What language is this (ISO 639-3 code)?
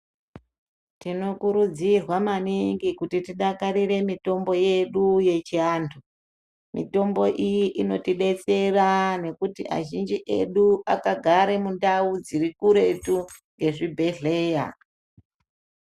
ndc